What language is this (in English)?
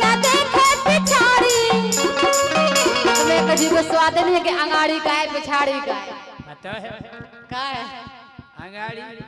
Hindi